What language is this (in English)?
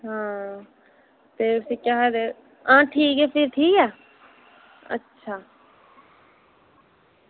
Dogri